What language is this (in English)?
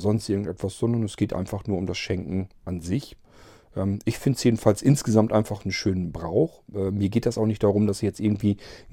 German